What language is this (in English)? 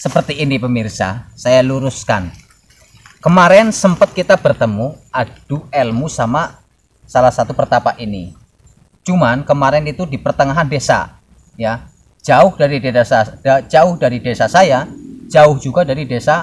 Indonesian